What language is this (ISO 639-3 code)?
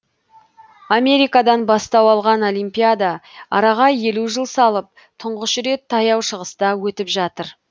kaz